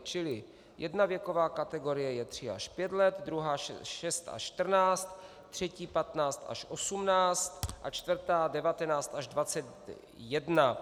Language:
Czech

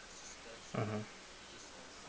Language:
English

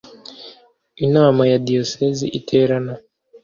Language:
Kinyarwanda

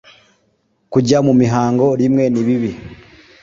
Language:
Kinyarwanda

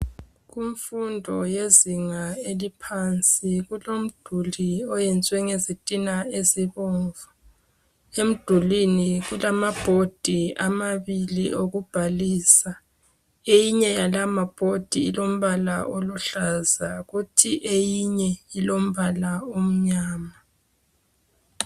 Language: North Ndebele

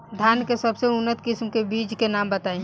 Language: Bhojpuri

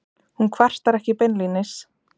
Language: Icelandic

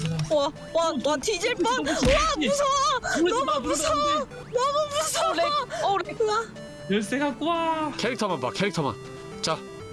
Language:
Korean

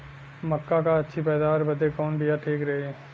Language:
Bhojpuri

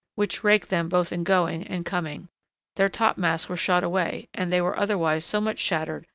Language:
English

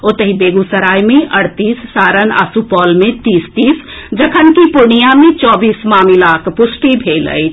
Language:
Maithili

